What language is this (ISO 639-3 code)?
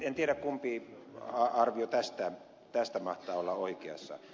fin